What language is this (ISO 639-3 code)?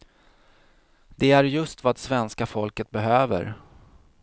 swe